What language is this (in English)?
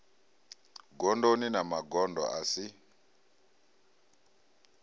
Venda